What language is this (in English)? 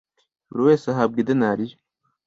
Kinyarwanda